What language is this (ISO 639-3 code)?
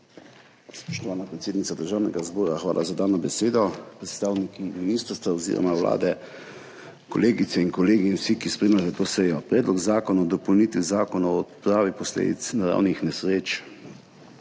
slv